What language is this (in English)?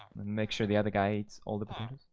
English